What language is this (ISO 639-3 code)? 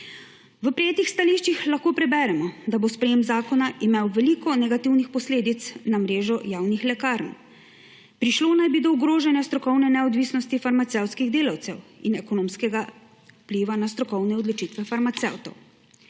slv